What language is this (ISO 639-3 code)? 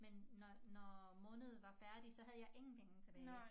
dan